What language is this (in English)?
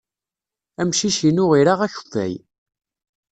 Kabyle